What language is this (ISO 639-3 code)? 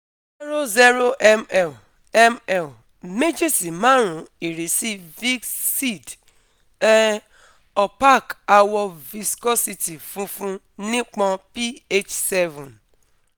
yor